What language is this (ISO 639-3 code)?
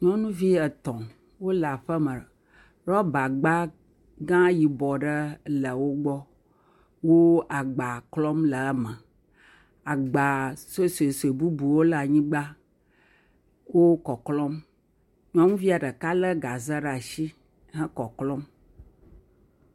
ewe